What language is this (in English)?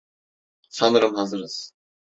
Turkish